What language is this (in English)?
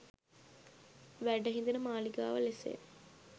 Sinhala